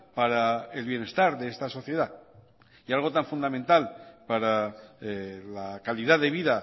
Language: Spanish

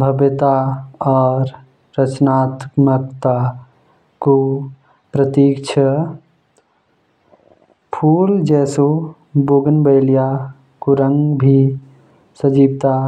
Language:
Jaunsari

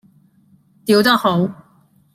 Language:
Cantonese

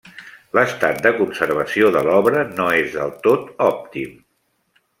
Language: Catalan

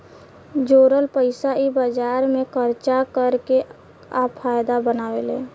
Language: Bhojpuri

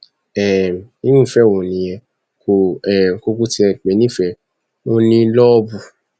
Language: Yoruba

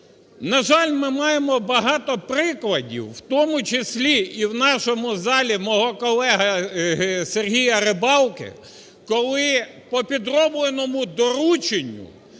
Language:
Ukrainian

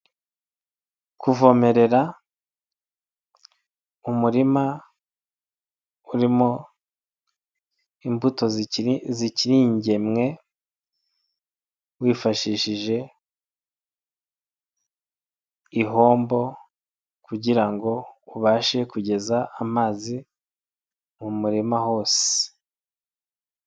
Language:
Kinyarwanda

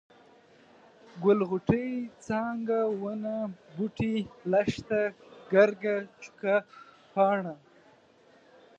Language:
Pashto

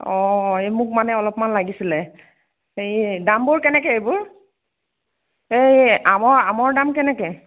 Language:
Assamese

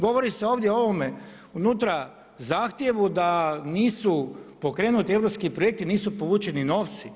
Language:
Croatian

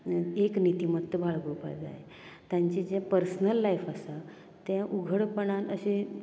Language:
Konkani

